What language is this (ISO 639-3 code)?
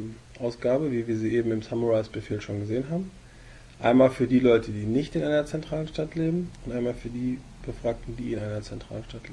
deu